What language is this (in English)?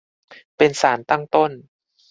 Thai